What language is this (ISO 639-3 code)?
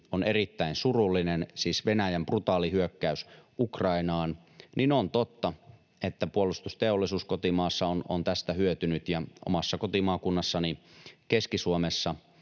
fin